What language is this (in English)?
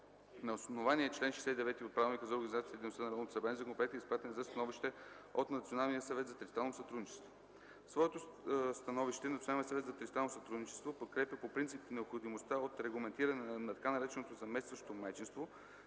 Bulgarian